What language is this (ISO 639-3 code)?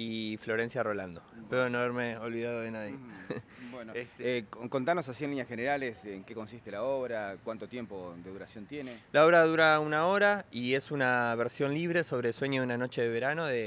spa